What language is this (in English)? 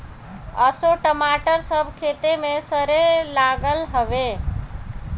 Bhojpuri